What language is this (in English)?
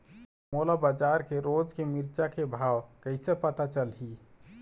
Chhattisgarhi